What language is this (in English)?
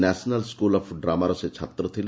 Odia